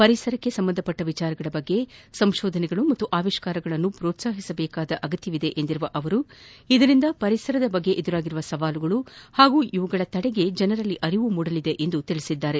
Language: Kannada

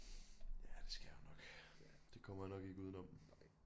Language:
Danish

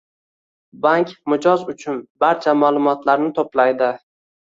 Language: Uzbek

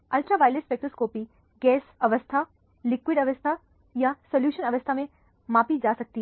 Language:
Hindi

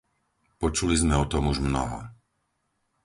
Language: Slovak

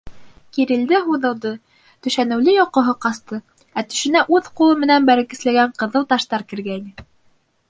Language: Bashkir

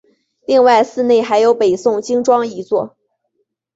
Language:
Chinese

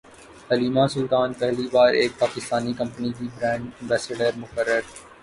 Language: Urdu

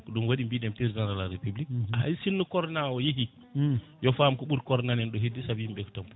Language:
Fula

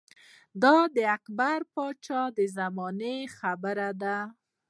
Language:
Pashto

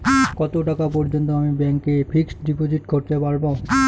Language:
Bangla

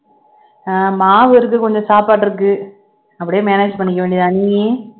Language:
Tamil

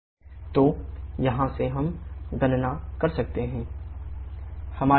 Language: Hindi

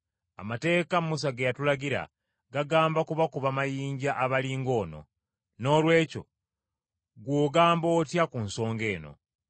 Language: Ganda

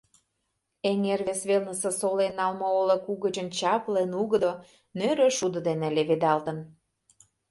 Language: Mari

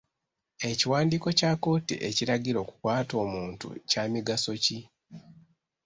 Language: Ganda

